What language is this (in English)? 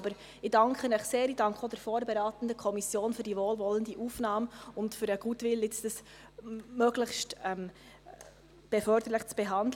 Swiss German